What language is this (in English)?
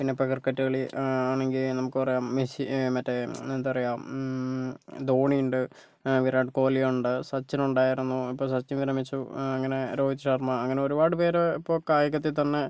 Malayalam